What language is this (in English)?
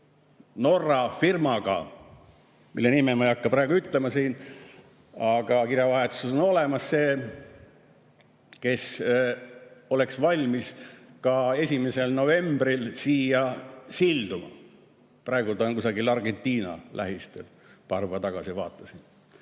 Estonian